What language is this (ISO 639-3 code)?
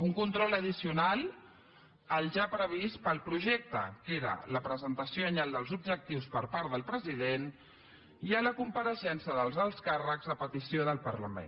cat